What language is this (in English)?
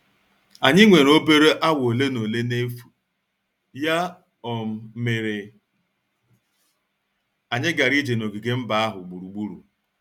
Igbo